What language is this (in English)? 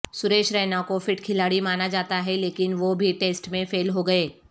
Urdu